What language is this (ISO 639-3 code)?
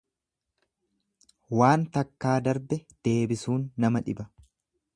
orm